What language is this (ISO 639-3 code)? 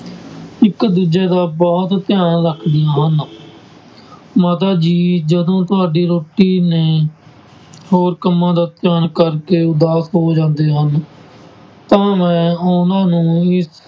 pan